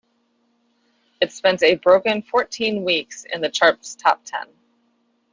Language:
English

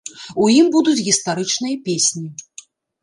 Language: Belarusian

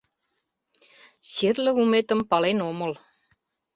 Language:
Mari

